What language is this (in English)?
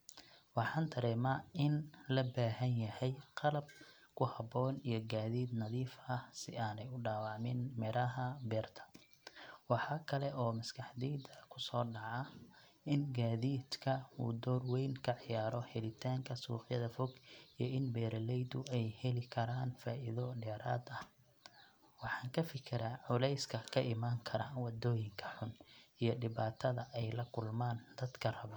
Somali